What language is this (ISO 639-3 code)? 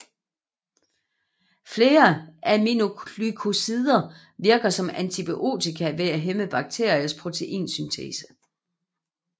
dan